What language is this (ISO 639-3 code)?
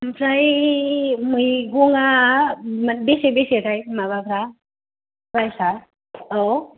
brx